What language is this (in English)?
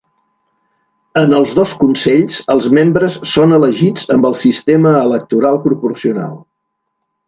Catalan